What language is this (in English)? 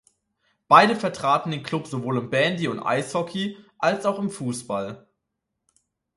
German